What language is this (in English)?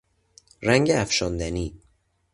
Persian